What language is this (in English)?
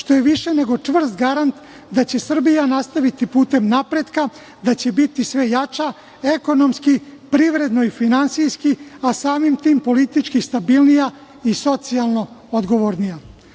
Serbian